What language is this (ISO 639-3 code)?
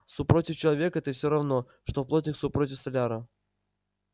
rus